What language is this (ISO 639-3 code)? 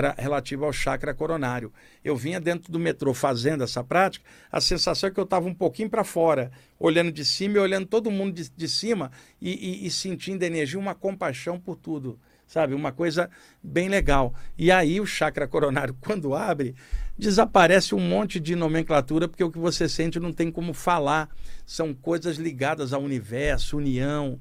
por